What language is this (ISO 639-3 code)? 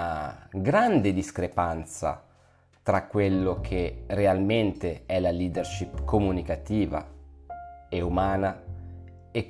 ita